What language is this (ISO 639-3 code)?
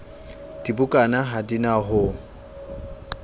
sot